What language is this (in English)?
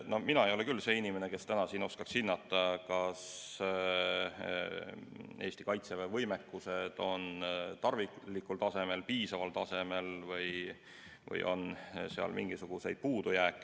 Estonian